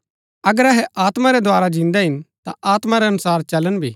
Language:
Gaddi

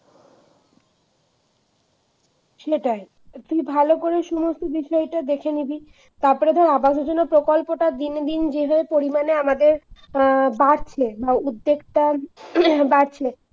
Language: Bangla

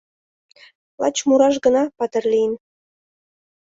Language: Mari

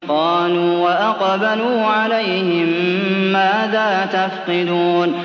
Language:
Arabic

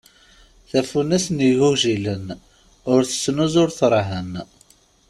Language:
Kabyle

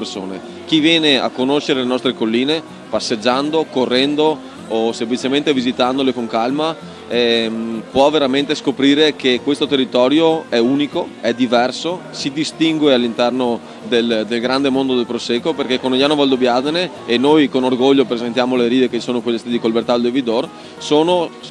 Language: Italian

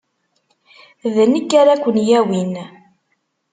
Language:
Kabyle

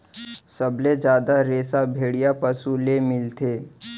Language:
Chhattisgarhi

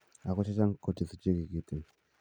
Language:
Kalenjin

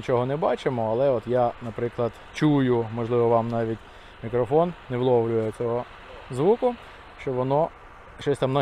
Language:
Ukrainian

